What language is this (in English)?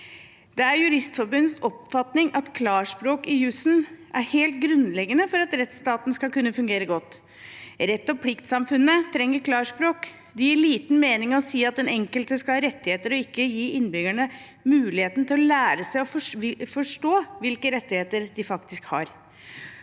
Norwegian